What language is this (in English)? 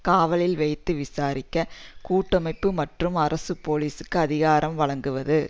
Tamil